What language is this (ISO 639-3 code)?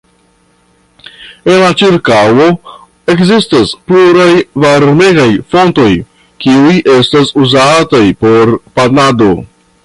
epo